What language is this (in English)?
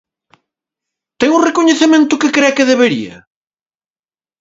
Galician